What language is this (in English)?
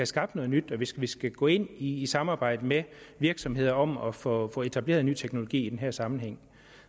Danish